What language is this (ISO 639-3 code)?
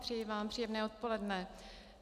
ces